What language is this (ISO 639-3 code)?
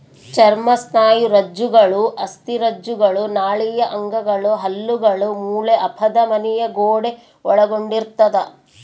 kan